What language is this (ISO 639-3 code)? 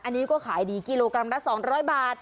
tha